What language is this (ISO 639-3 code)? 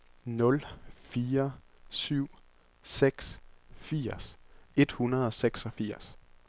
dan